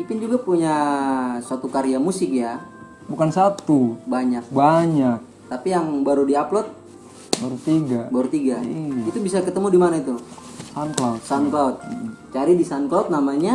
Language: Indonesian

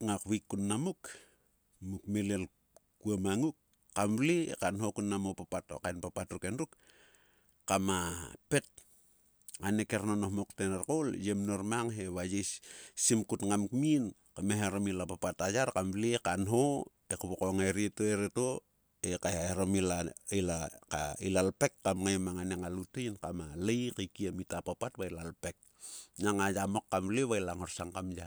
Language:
Sulka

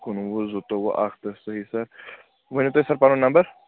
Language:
Kashmiri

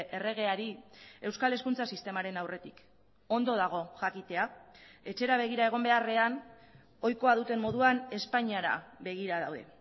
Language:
Basque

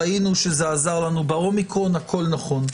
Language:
Hebrew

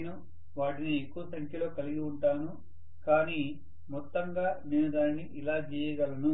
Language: Telugu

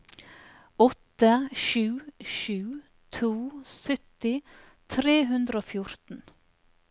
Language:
Norwegian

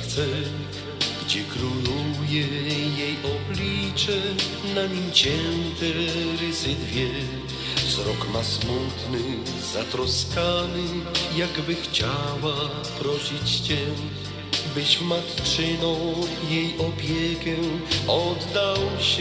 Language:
Polish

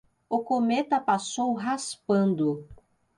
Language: Portuguese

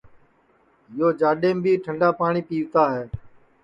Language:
Sansi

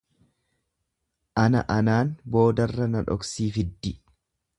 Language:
Oromo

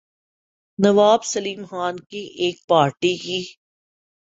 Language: Urdu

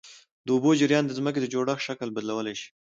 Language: Pashto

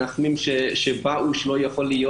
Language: Hebrew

